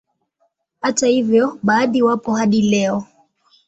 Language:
Swahili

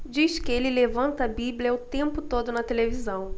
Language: Portuguese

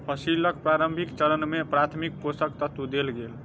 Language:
Maithili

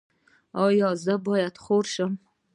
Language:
Pashto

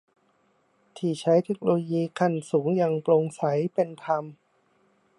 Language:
Thai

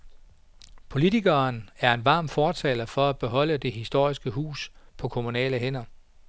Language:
Danish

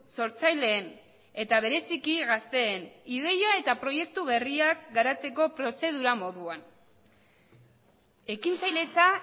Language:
Basque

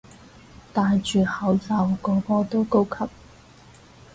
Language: Cantonese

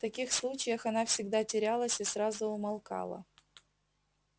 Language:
Russian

